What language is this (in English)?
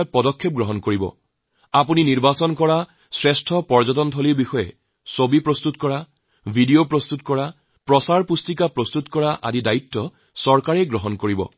Assamese